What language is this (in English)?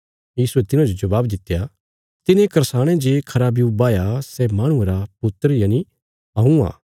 Bilaspuri